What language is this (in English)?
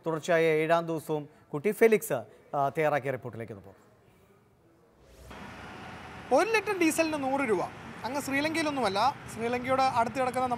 Turkish